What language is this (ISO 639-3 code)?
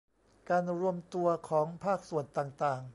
tha